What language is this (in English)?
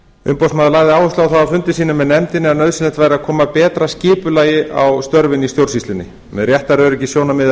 Icelandic